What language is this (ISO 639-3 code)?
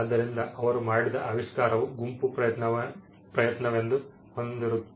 kan